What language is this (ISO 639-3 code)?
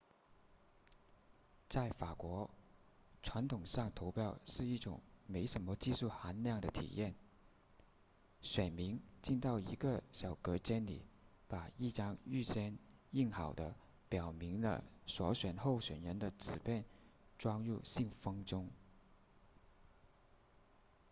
zho